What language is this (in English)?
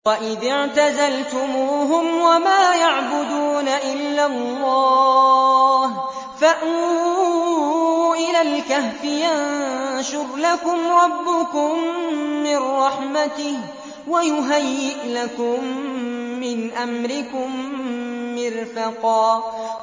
Arabic